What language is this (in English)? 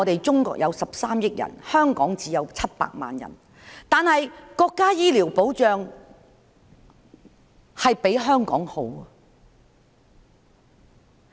Cantonese